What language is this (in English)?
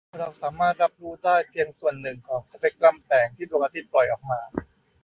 Thai